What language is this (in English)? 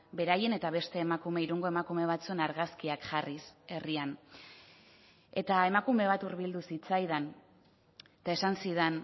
Basque